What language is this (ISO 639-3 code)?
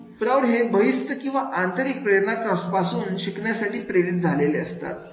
mar